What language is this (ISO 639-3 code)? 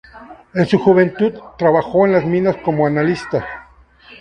spa